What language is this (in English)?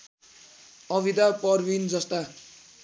Nepali